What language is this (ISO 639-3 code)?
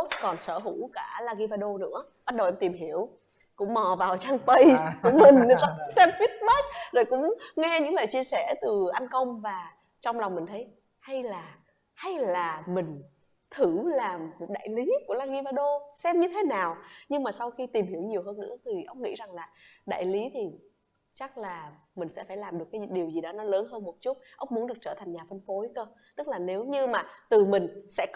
vie